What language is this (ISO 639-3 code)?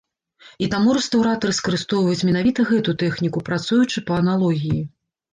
bel